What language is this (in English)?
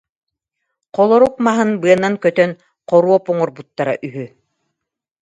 Yakut